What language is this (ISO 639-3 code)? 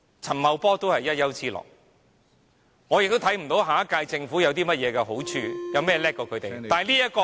yue